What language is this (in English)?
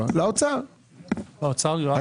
Hebrew